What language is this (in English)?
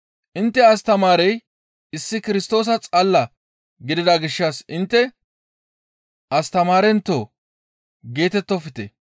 Gamo